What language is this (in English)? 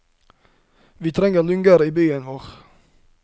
Norwegian